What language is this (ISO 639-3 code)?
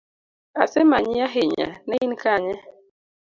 luo